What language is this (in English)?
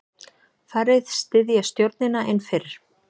Icelandic